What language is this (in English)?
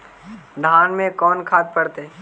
Magahi